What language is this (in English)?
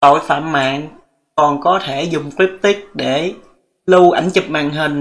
Vietnamese